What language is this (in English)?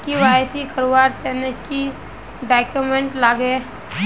Magahi